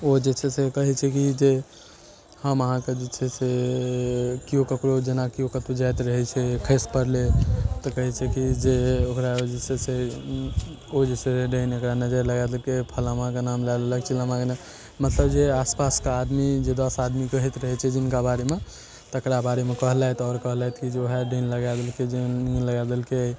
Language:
Maithili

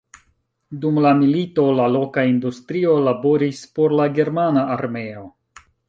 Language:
Esperanto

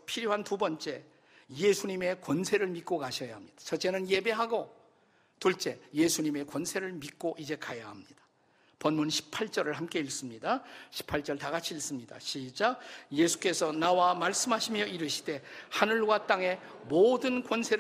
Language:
Korean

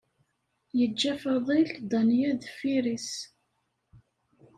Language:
Kabyle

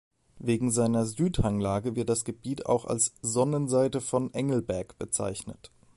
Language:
German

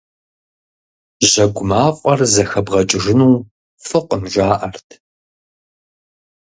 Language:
Kabardian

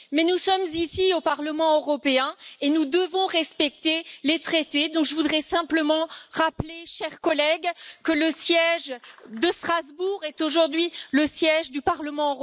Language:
French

